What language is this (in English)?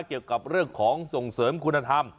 Thai